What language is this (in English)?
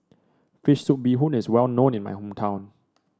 English